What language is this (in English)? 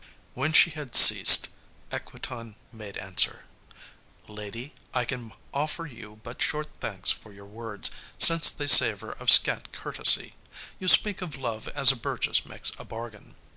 English